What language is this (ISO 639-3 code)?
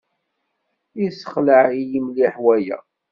kab